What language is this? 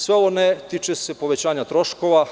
Serbian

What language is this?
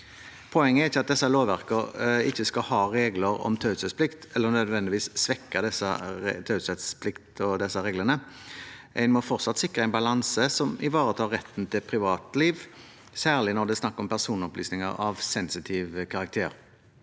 Norwegian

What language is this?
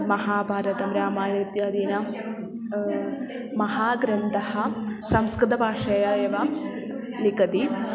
Sanskrit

